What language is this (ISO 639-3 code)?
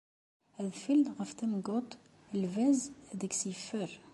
kab